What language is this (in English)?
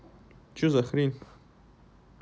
Russian